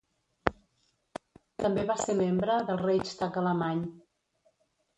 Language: Catalan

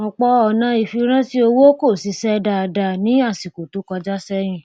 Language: Yoruba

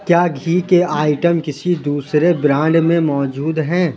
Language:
Urdu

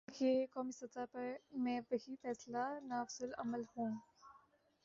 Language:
Urdu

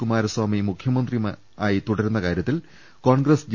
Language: Malayalam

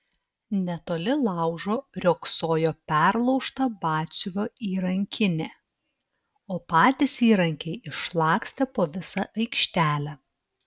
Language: Lithuanian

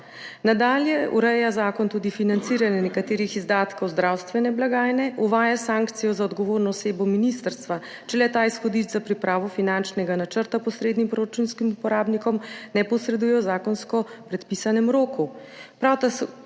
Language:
Slovenian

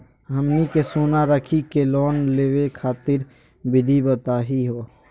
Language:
Magahi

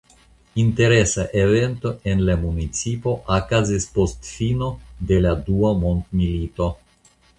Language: Esperanto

